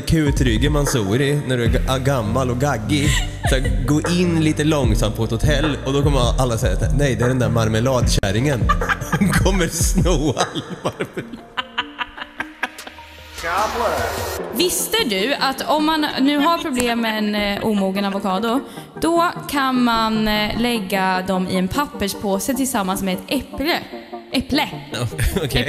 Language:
Swedish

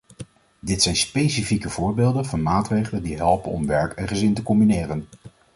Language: Dutch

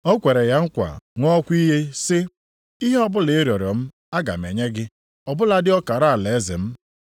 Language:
Igbo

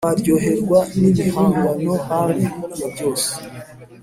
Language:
Kinyarwanda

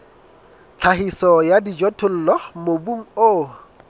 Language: Southern Sotho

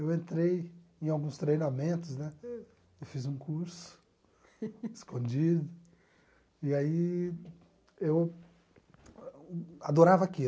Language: Portuguese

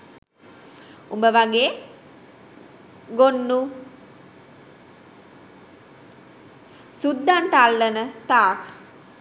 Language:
Sinhala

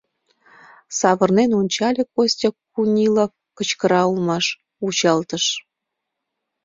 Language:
Mari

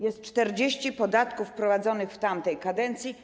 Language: Polish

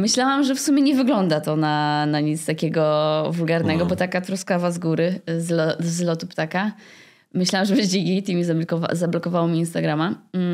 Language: Polish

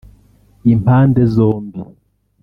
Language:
Kinyarwanda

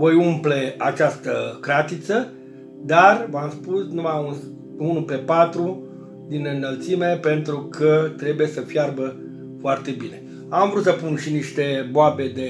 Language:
Romanian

